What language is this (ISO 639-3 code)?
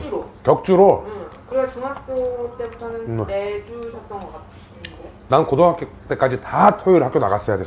kor